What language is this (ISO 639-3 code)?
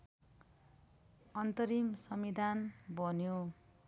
nep